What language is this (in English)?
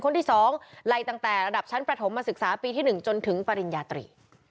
Thai